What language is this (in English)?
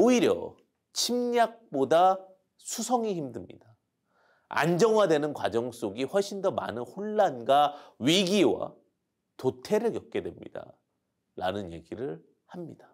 Korean